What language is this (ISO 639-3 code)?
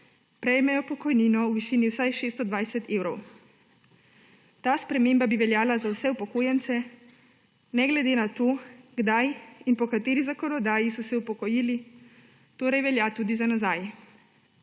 slv